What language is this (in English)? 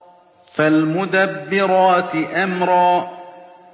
Arabic